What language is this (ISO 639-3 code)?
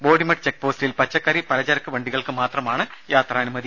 mal